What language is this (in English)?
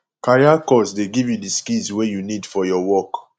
Nigerian Pidgin